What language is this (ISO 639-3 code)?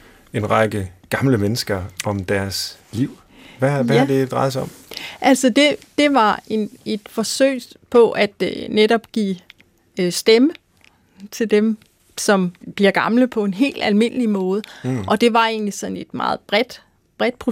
dan